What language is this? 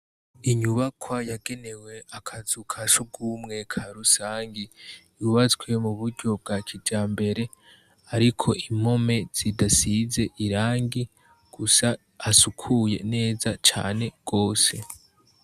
Rundi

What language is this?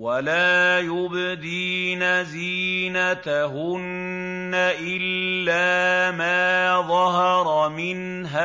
Arabic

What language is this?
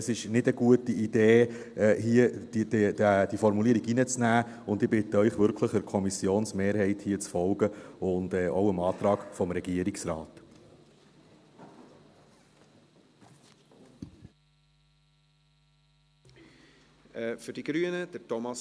Swiss German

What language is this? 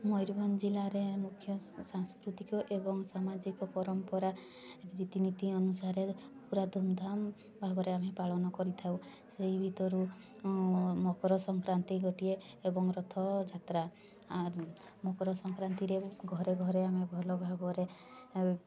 Odia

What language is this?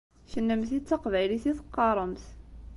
Kabyle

